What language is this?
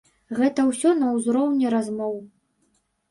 Belarusian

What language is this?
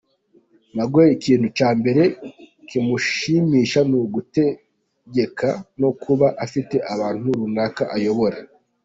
Kinyarwanda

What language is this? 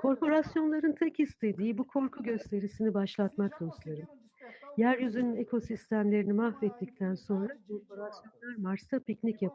Turkish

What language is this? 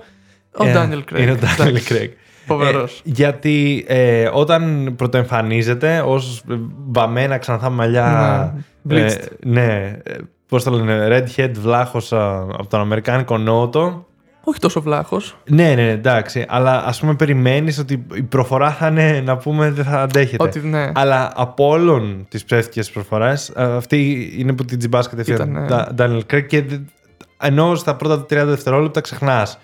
Greek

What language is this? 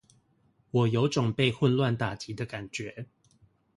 Chinese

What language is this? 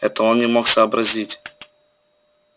Russian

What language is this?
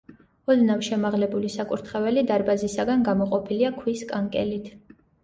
Georgian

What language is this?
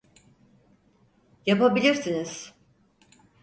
Turkish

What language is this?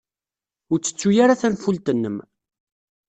Kabyle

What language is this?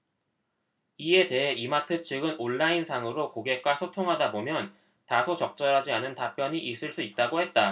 Korean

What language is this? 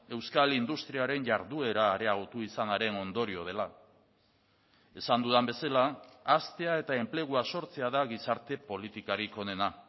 Basque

